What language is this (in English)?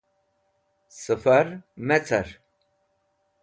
Wakhi